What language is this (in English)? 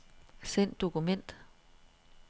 Danish